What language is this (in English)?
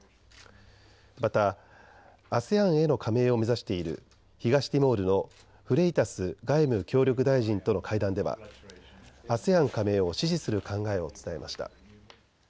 Japanese